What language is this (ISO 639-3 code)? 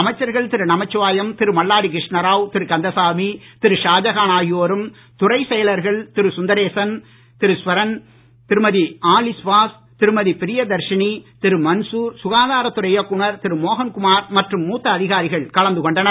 tam